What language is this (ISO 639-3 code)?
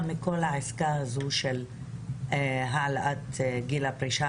heb